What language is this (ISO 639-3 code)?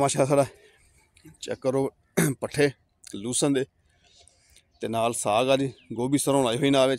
hin